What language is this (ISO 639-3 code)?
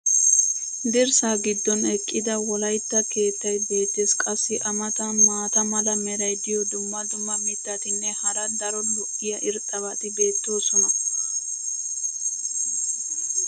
wal